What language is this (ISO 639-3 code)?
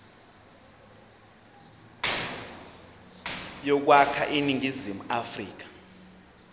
zul